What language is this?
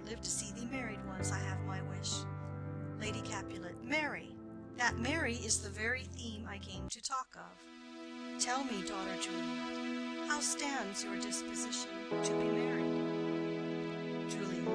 English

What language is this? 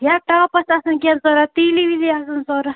Kashmiri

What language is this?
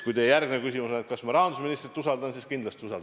Estonian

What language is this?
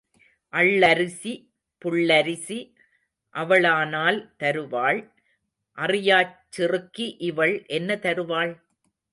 Tamil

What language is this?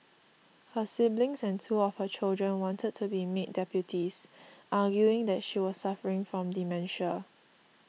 English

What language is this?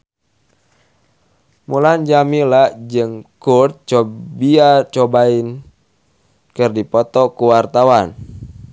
Sundanese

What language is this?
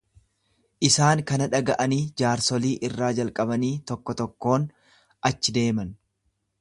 Oromo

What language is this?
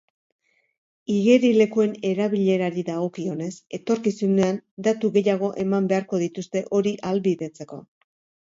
Basque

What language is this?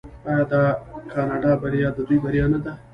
Pashto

